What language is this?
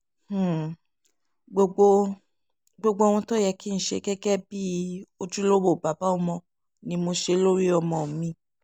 Yoruba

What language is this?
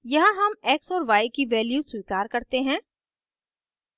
Hindi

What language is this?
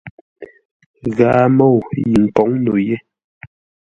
Ngombale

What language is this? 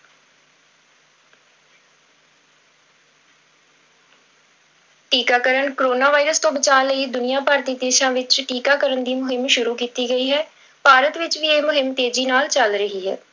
Punjabi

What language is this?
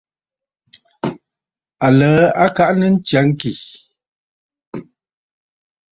Bafut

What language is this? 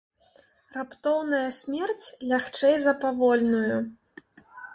Belarusian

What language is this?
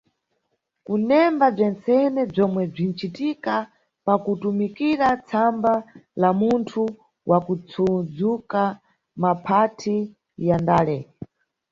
Nyungwe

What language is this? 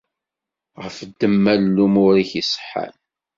Kabyle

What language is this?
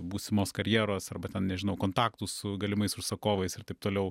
Lithuanian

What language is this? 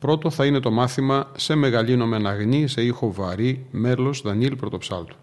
Greek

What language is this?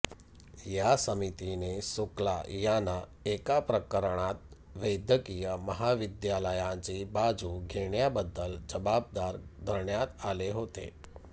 Marathi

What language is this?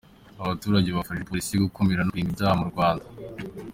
Kinyarwanda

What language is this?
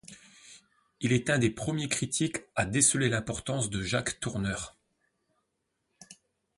French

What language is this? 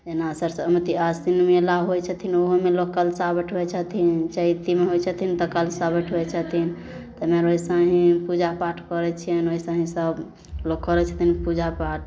Maithili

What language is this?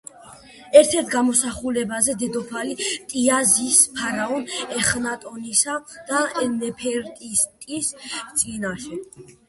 Georgian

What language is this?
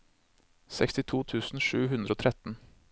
Norwegian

